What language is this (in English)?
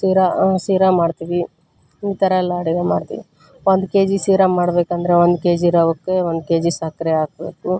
Kannada